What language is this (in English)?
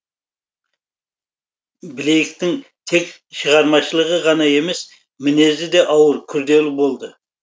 Kazakh